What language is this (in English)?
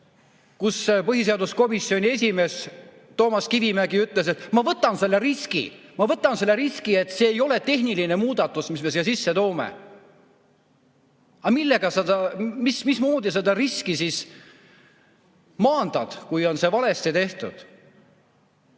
Estonian